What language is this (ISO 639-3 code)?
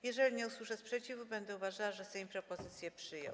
pol